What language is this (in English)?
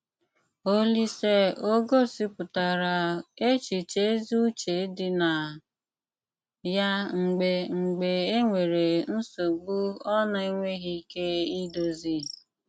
Igbo